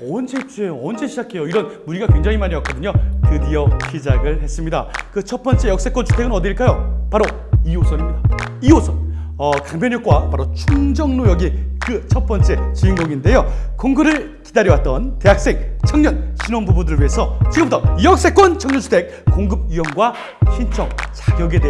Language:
Korean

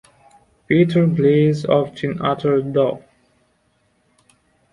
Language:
English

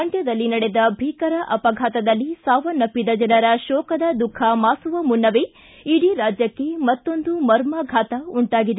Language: Kannada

